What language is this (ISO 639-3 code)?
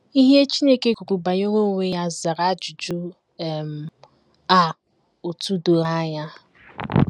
ibo